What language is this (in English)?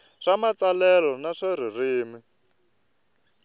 Tsonga